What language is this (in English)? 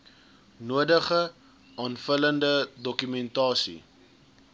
Afrikaans